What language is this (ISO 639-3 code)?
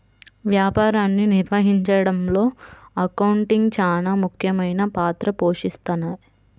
tel